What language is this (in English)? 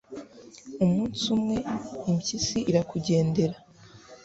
Kinyarwanda